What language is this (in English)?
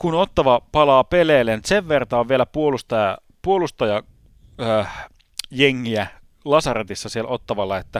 Finnish